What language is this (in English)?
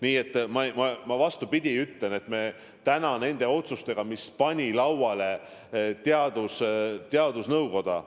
Estonian